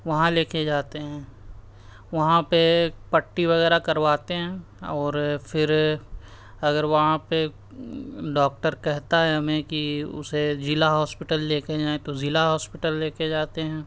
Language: Urdu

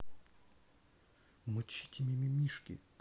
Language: Russian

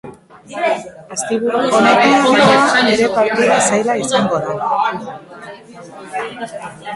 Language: Basque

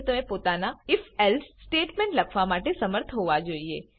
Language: Gujarati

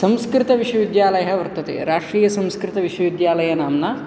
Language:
Sanskrit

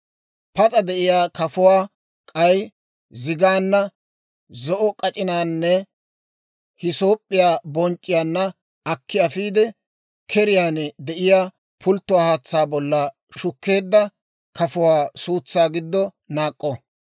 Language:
Dawro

